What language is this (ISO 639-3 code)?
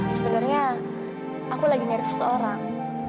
ind